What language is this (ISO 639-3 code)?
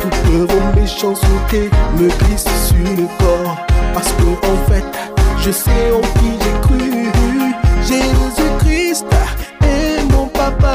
fra